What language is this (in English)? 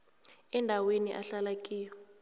South Ndebele